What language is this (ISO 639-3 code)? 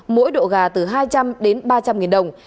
vie